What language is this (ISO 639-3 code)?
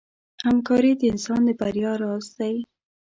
pus